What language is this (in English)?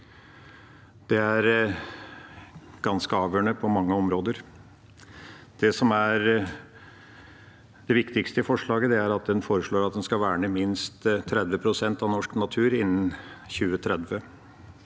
Norwegian